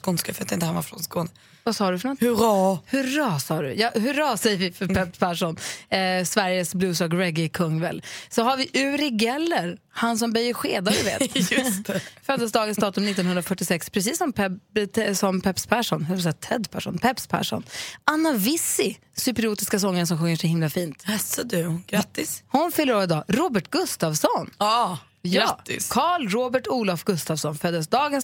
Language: Swedish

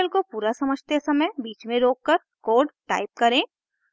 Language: Hindi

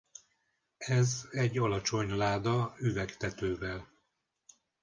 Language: Hungarian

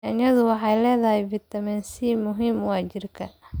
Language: Somali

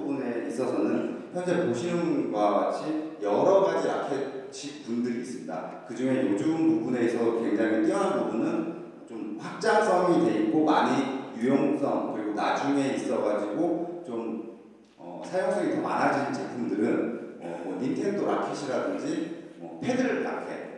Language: Korean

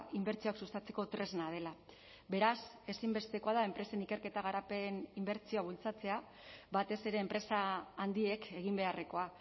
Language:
Basque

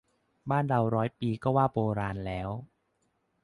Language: Thai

